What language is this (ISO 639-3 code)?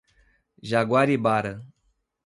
por